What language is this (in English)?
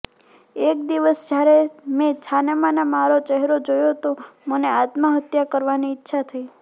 Gujarati